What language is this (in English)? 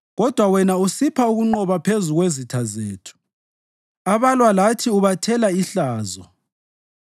North Ndebele